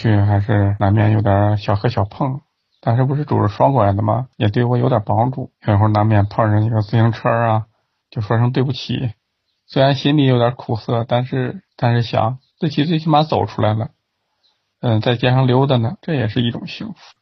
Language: Chinese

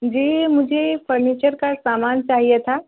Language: Urdu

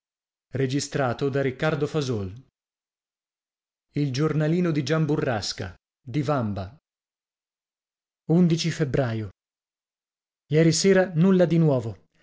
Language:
Italian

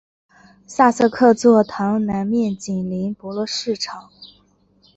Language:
Chinese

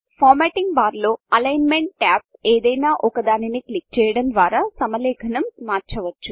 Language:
Telugu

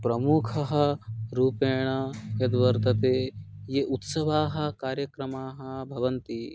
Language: Sanskrit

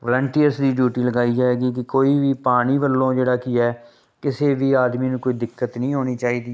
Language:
Punjabi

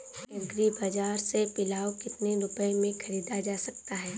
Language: Hindi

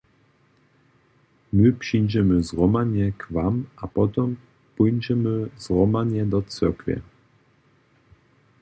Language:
Upper Sorbian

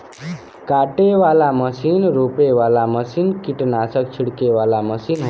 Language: Bhojpuri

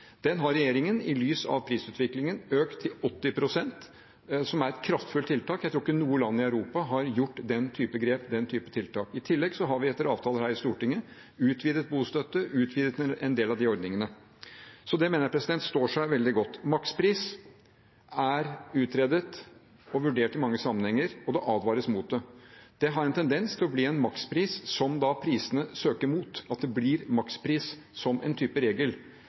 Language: Norwegian Bokmål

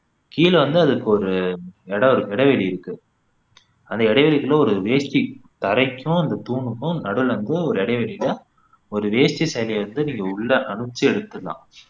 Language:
Tamil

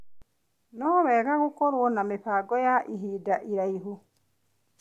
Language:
Kikuyu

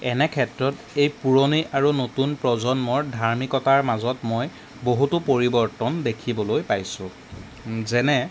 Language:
Assamese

